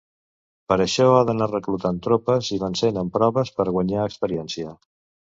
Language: Catalan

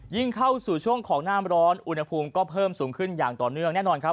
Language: Thai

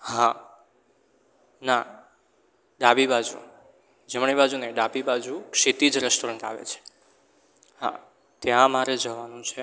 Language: Gujarati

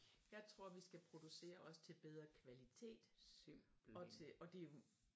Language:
Danish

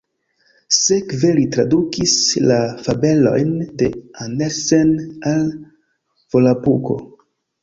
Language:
Esperanto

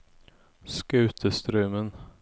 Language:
Norwegian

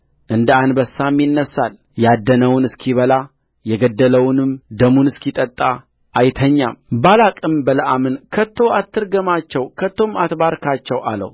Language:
Amharic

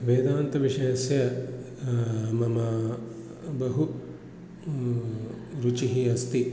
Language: Sanskrit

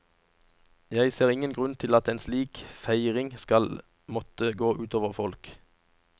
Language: Norwegian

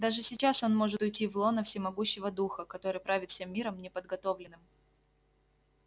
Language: Russian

